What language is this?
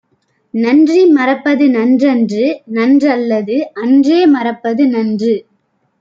Tamil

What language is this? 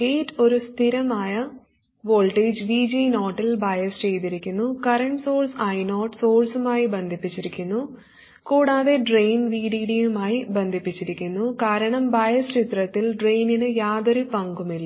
Malayalam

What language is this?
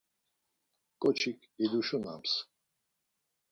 Laz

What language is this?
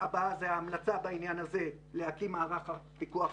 Hebrew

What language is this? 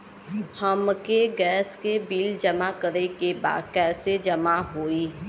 Bhojpuri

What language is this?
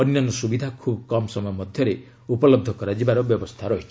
Odia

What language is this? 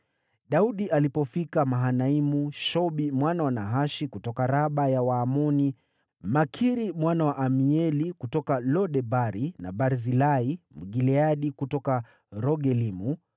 Swahili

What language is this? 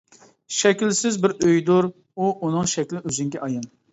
Uyghur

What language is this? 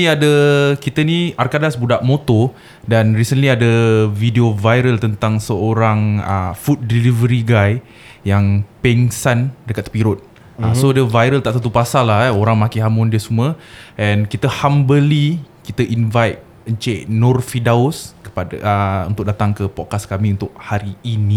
Malay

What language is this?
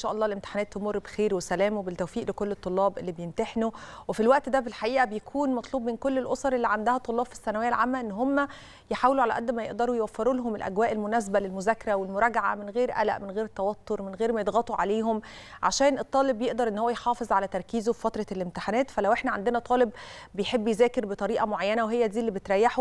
Arabic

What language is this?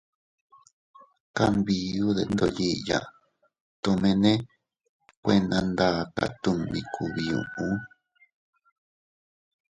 Teutila Cuicatec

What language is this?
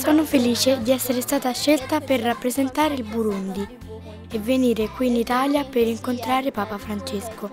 Italian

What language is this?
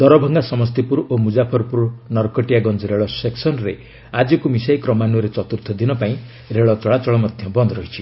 Odia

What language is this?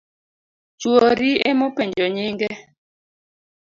Luo (Kenya and Tanzania)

